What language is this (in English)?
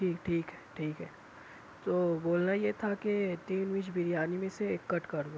Urdu